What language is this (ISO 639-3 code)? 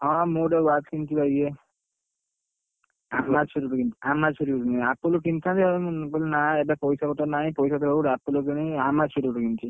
ori